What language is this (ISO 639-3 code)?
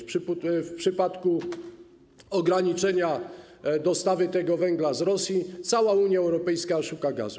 pol